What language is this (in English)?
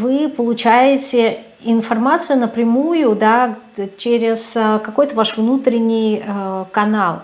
Russian